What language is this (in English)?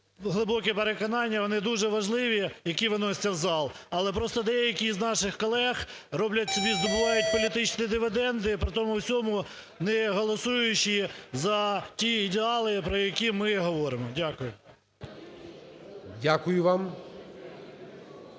Ukrainian